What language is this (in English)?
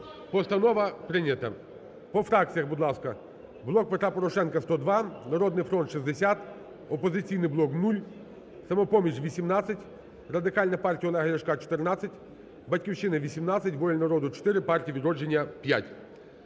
Ukrainian